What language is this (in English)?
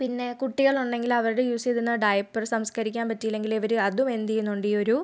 Malayalam